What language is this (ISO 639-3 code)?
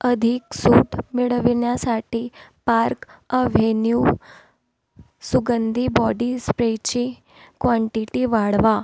mar